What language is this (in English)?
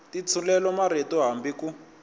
Tsonga